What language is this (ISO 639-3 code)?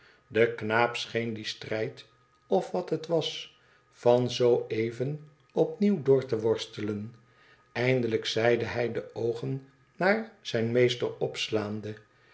nld